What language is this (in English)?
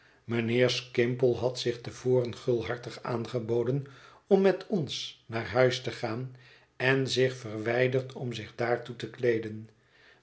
Dutch